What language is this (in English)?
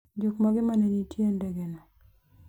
Luo (Kenya and Tanzania)